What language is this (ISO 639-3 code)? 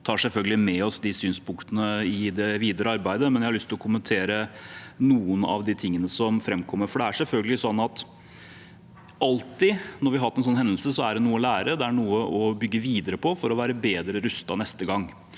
nor